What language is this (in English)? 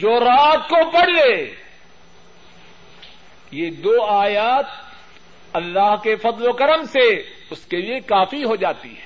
Urdu